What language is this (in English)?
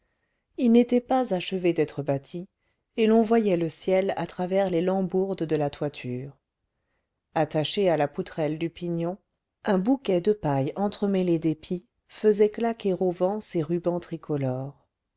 French